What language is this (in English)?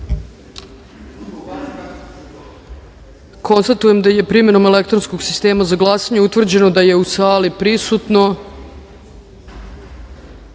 Serbian